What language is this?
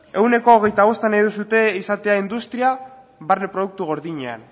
Basque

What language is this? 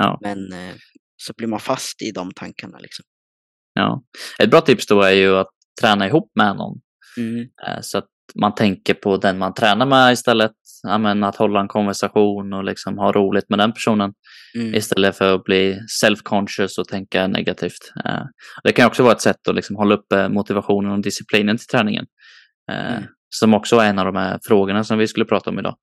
Swedish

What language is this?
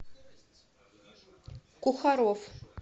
Russian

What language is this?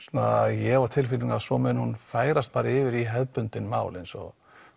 Icelandic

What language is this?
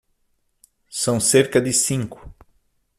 Portuguese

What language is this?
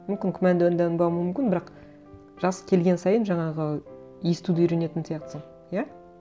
Kazakh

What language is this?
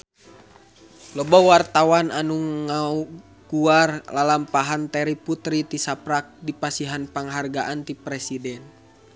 Sundanese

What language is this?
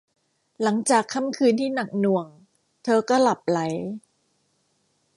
Thai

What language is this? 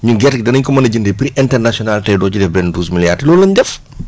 Wolof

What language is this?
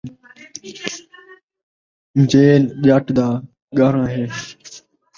Saraiki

